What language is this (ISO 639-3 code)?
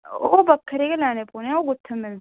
doi